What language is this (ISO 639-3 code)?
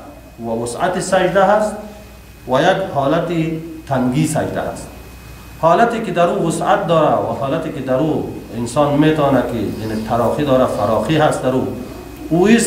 fas